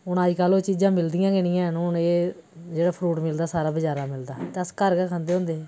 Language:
Dogri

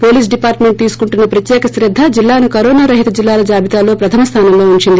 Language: Telugu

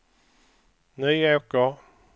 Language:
Swedish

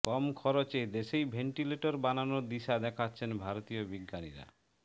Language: Bangla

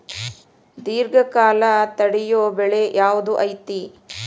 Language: Kannada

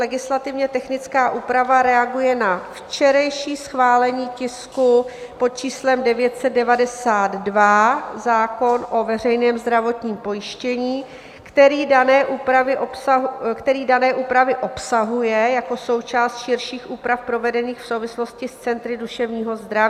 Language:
Czech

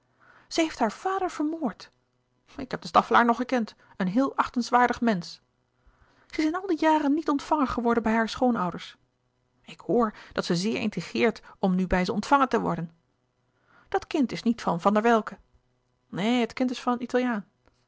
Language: Dutch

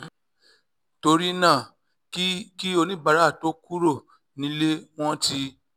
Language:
Yoruba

